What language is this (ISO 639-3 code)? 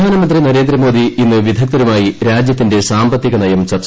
mal